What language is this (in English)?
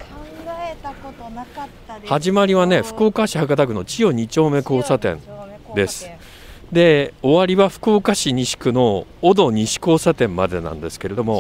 Japanese